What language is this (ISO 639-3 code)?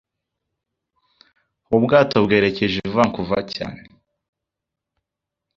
kin